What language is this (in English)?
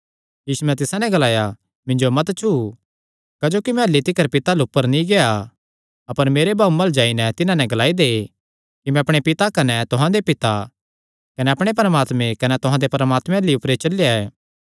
Kangri